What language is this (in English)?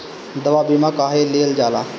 Bhojpuri